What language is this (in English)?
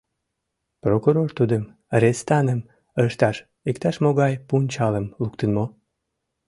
Mari